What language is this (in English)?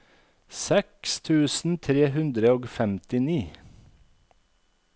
Norwegian